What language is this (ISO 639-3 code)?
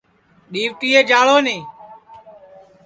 ssi